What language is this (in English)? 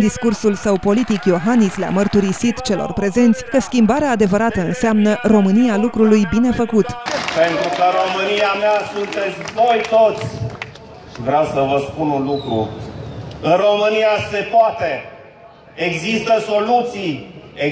Romanian